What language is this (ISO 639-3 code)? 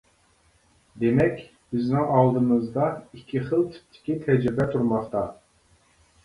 uig